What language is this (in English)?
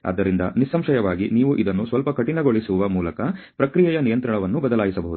Kannada